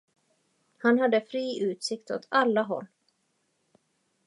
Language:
Swedish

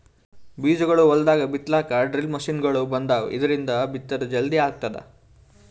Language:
Kannada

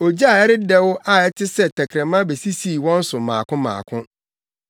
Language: Akan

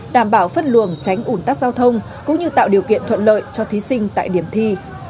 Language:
Vietnamese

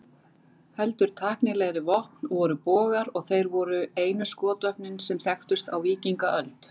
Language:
Icelandic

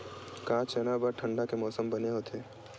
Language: Chhattisgarhi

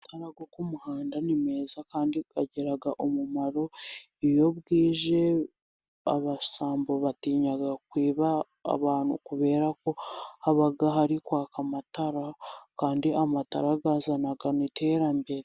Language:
Kinyarwanda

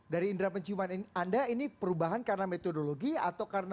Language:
Indonesian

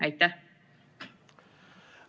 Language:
Estonian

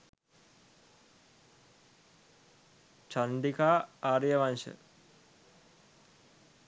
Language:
Sinhala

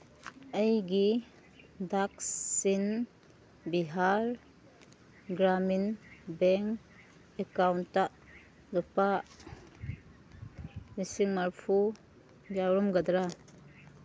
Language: Manipuri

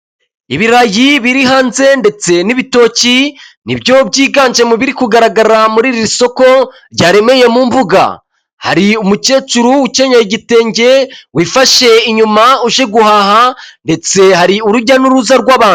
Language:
Kinyarwanda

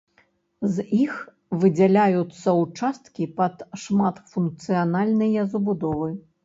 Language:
Belarusian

